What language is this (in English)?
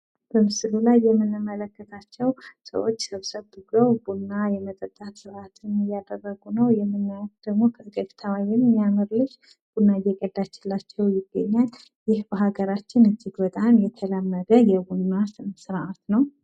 Amharic